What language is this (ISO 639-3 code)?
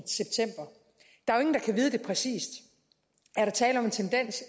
dan